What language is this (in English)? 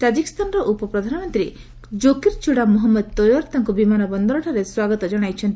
Odia